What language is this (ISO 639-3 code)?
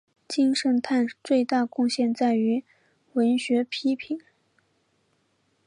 zho